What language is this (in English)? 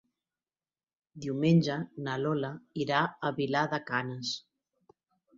Catalan